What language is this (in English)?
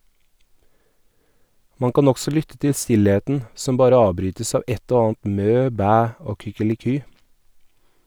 Norwegian